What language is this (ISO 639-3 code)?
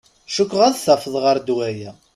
kab